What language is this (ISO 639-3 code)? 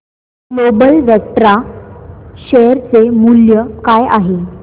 mar